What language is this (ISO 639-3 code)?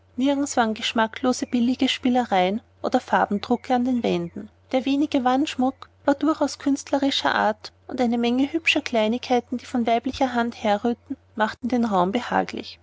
deu